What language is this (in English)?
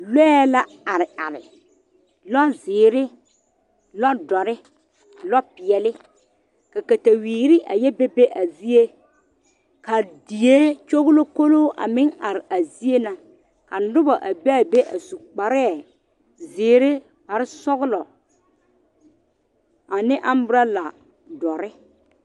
Southern Dagaare